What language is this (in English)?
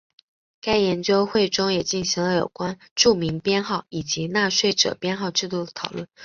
Chinese